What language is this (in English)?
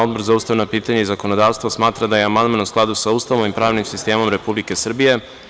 Serbian